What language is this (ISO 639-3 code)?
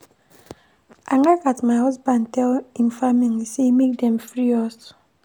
pcm